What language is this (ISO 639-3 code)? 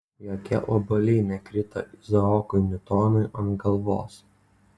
lit